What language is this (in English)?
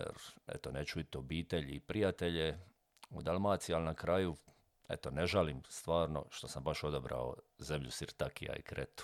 Croatian